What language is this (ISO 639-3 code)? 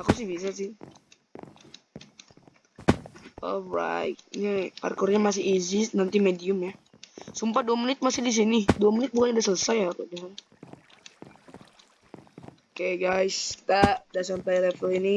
ind